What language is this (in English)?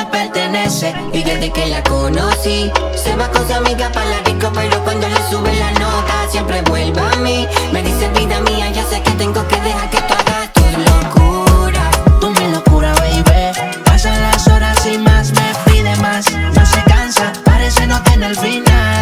Portuguese